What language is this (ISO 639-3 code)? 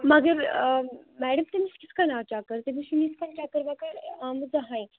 kas